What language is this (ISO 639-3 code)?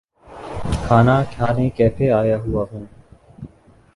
urd